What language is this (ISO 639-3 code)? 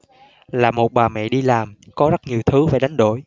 vie